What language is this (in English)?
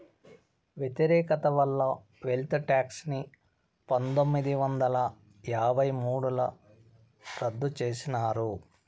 Telugu